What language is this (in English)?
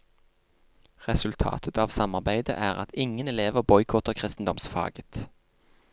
Norwegian